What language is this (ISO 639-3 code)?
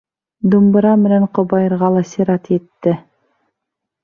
bak